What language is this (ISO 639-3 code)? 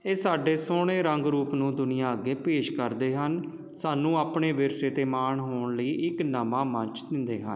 pan